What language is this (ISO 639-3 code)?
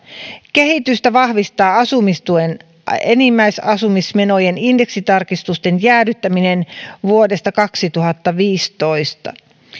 fin